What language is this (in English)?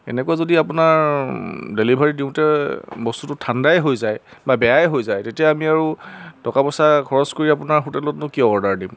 Assamese